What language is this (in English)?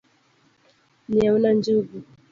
Luo (Kenya and Tanzania)